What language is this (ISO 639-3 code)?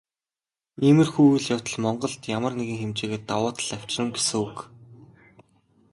mon